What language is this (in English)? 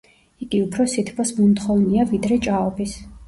Georgian